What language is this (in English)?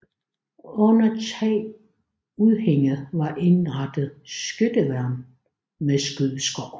Danish